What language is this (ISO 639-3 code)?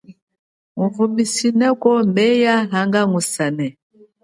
cjk